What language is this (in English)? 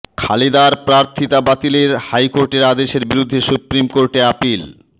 Bangla